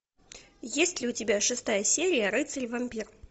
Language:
Russian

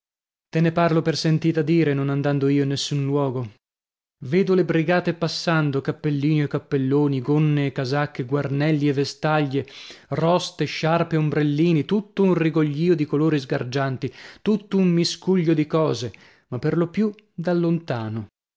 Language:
Italian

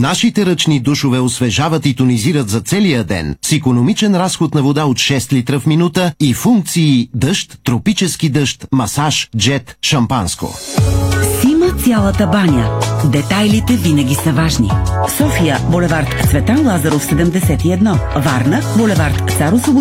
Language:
Bulgarian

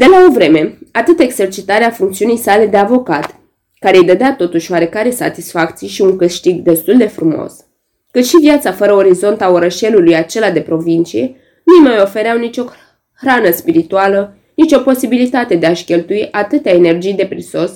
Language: Romanian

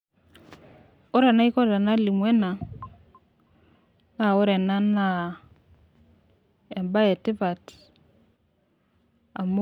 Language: Masai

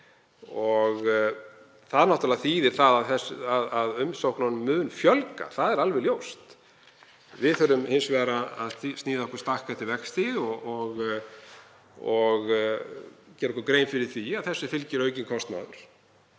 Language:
Icelandic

